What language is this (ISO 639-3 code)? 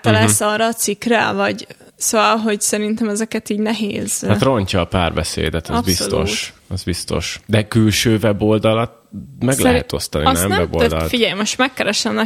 hun